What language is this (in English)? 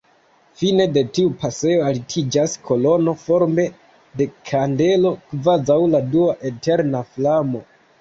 Esperanto